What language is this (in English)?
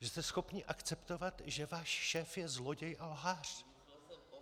Czech